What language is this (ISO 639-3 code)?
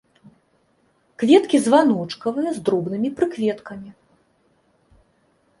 bel